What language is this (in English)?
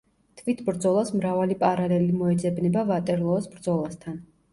Georgian